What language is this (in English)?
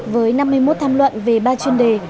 Vietnamese